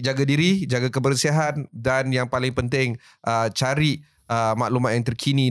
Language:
Malay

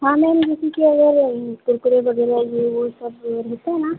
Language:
Hindi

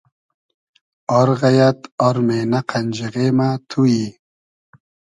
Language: Hazaragi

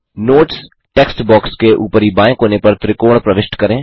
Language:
Hindi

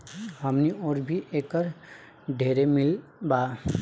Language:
Bhojpuri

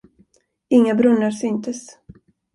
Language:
Swedish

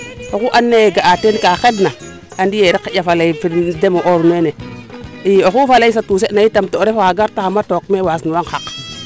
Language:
Serer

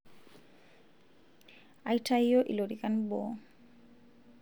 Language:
Masai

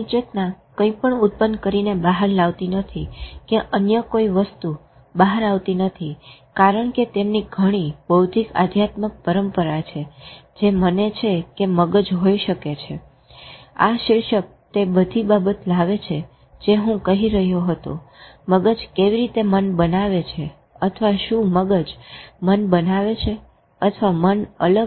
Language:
Gujarati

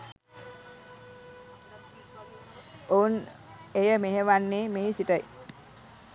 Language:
Sinhala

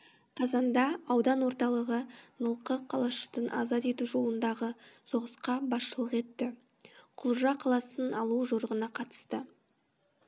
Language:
Kazakh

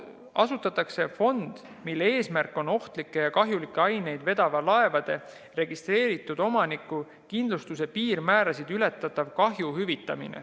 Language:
Estonian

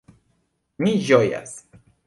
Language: Esperanto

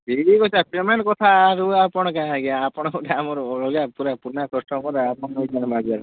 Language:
Odia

